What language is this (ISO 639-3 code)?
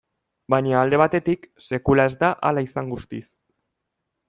eus